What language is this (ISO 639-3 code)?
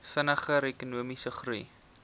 afr